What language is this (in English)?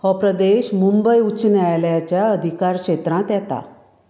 Konkani